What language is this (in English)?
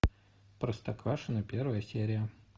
Russian